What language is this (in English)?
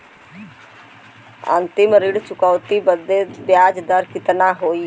Bhojpuri